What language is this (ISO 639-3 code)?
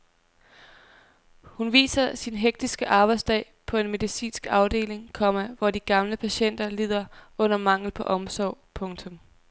dan